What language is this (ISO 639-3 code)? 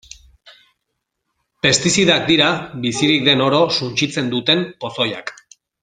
eus